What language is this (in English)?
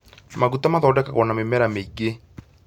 Kikuyu